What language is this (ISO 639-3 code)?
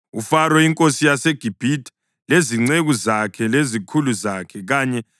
nde